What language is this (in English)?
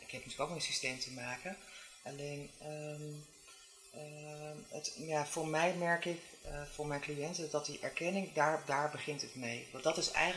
Dutch